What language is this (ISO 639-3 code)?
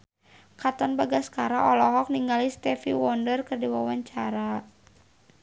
sun